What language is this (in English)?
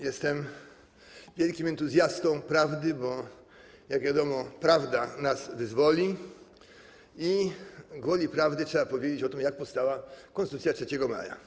Polish